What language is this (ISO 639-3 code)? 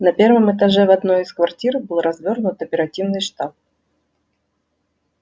rus